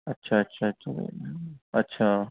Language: Urdu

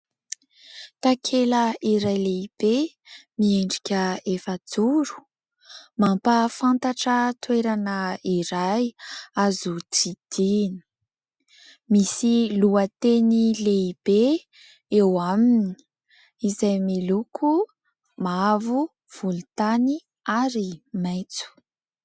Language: Malagasy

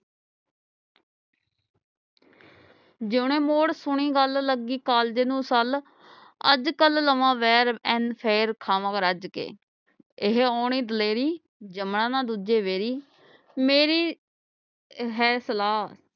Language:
Punjabi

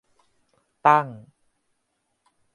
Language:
Thai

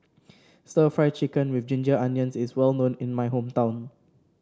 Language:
English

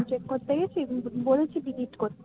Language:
Bangla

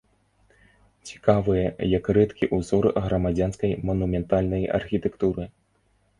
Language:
Belarusian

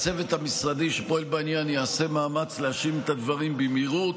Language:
Hebrew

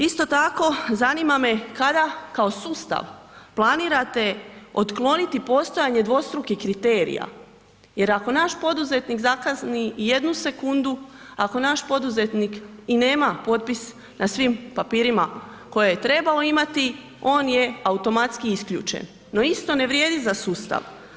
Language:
Croatian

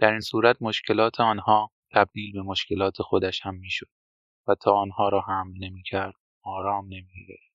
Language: Persian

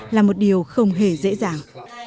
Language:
Vietnamese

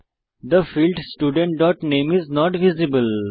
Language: Bangla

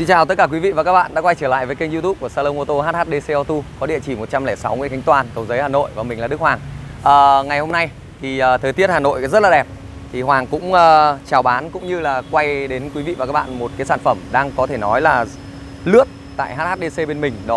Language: Vietnamese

